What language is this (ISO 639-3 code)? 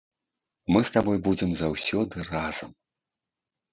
bel